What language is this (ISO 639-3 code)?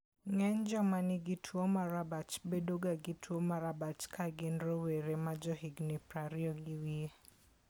luo